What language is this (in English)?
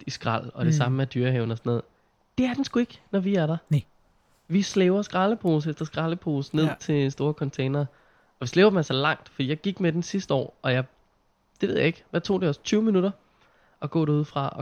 Danish